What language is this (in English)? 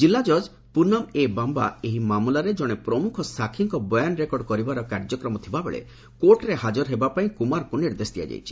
Odia